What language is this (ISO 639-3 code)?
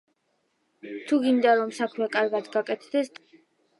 kat